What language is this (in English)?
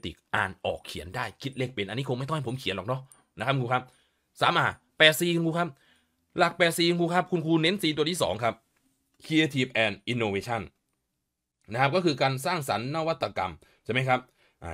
Thai